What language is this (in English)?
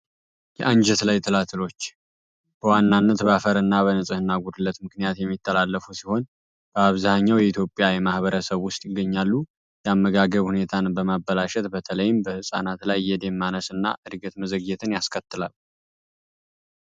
Amharic